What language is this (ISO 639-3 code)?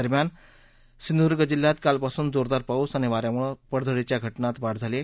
mar